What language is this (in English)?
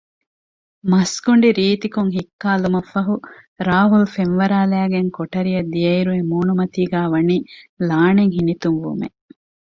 Divehi